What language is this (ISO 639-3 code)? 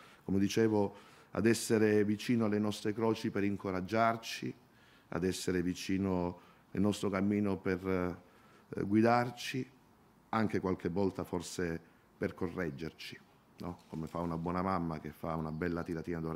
ita